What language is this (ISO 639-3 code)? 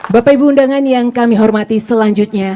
ind